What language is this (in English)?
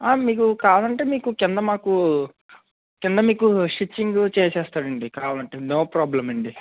Telugu